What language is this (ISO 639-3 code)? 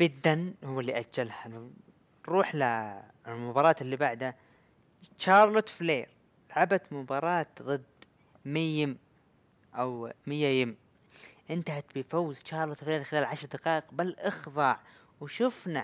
ara